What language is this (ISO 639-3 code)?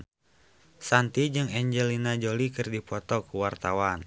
sun